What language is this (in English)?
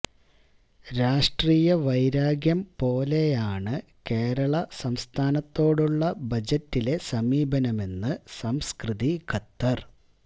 Malayalam